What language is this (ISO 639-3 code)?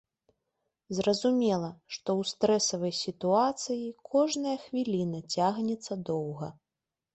bel